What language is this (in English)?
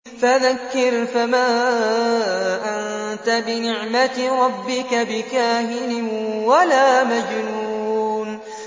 Arabic